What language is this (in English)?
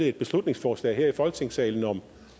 Danish